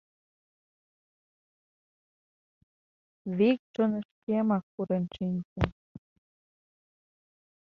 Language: Mari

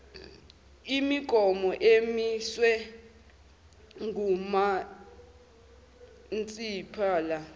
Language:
Zulu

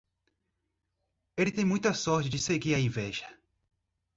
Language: Portuguese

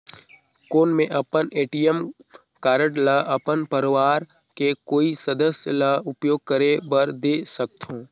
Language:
Chhattisgarhi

